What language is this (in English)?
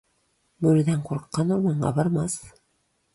Tatar